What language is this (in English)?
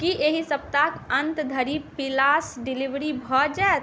Maithili